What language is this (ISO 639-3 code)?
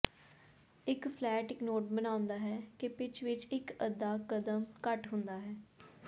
pan